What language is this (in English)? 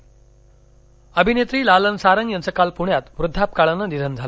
Marathi